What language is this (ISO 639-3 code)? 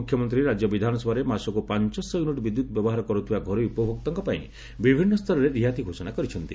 ori